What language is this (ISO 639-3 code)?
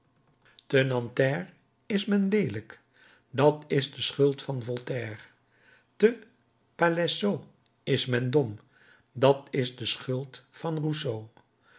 nld